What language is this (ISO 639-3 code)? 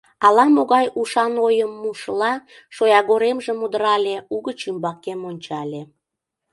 chm